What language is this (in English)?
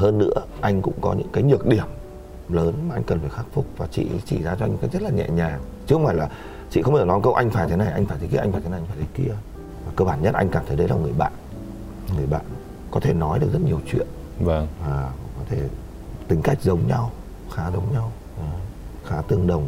Vietnamese